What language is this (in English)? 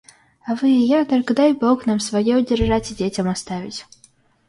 Russian